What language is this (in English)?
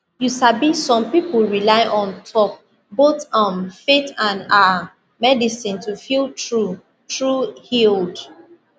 Nigerian Pidgin